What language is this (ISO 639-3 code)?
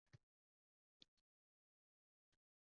uzb